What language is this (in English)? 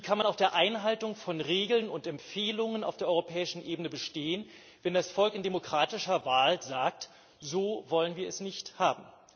German